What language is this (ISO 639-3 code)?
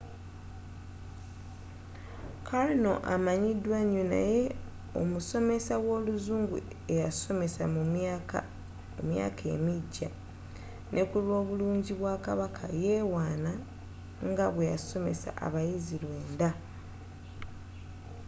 lug